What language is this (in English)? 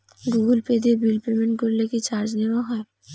Bangla